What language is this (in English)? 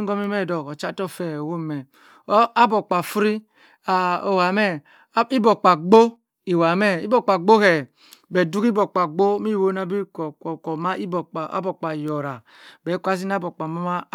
Cross River Mbembe